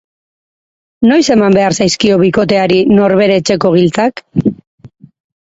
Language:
Basque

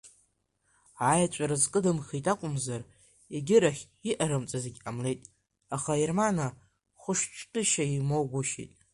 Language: Abkhazian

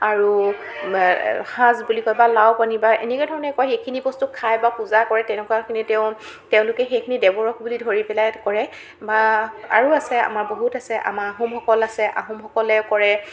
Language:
Assamese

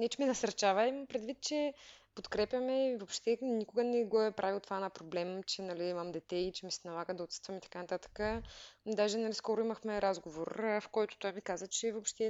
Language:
Bulgarian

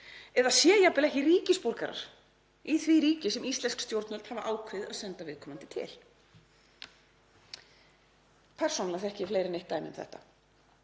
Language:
Icelandic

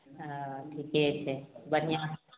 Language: Maithili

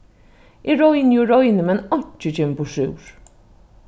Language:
Faroese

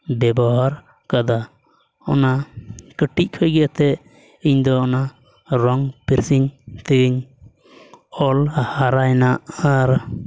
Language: Santali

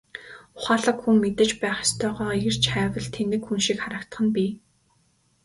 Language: Mongolian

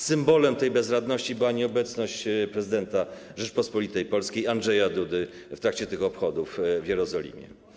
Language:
Polish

